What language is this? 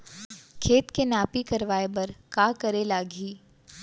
Chhattisgarhi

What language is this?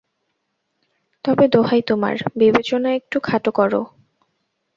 Bangla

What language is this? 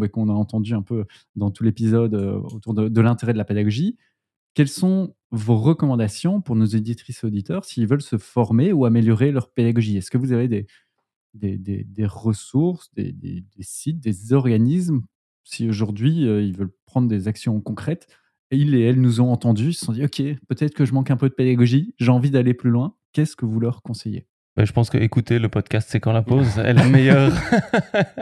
French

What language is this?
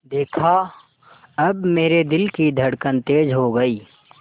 Hindi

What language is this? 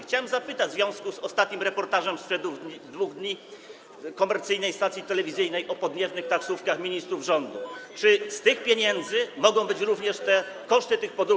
Polish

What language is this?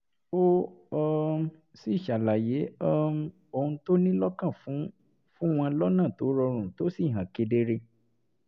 Yoruba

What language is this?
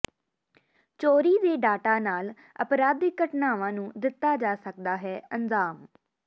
Punjabi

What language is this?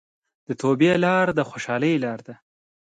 Pashto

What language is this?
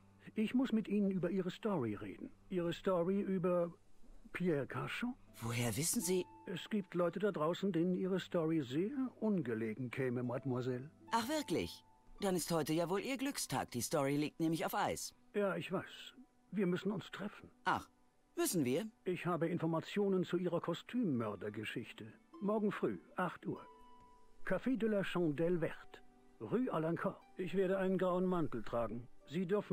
German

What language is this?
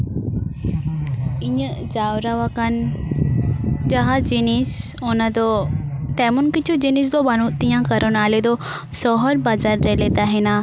Santali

